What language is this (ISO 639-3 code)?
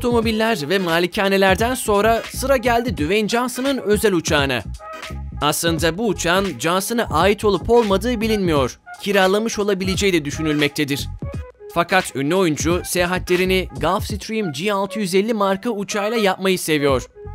tur